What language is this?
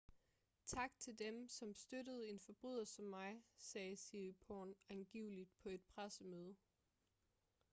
Danish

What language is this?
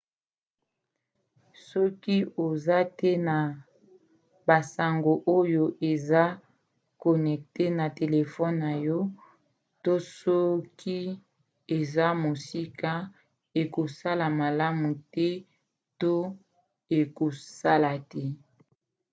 Lingala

